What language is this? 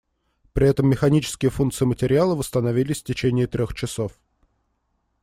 Russian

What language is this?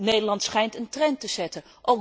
Dutch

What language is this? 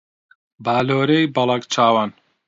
Central Kurdish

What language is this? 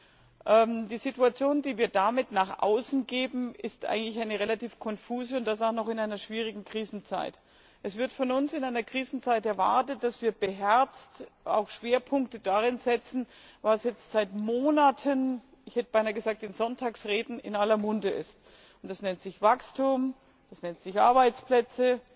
German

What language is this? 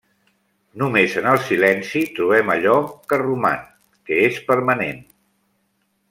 Catalan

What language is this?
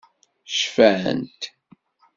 Kabyle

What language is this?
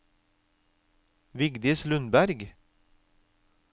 Norwegian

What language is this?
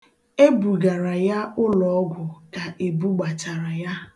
Igbo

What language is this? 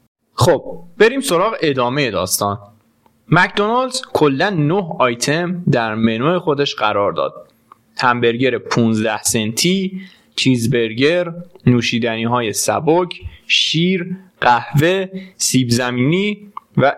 Persian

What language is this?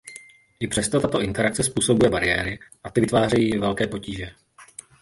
Czech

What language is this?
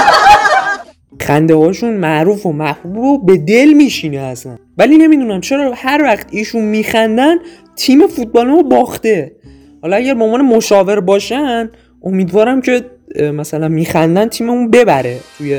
Persian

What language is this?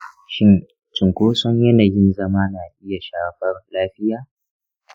Hausa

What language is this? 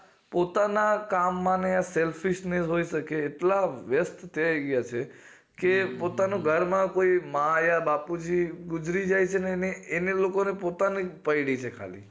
Gujarati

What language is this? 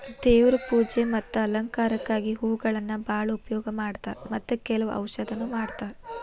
Kannada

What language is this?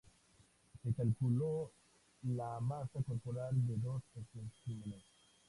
Spanish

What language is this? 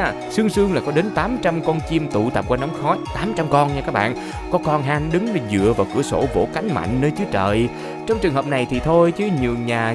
Vietnamese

